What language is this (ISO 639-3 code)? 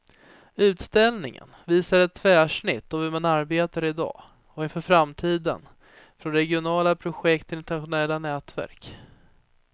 swe